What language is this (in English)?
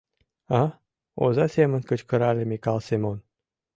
Mari